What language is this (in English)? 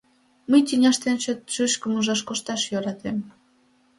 Mari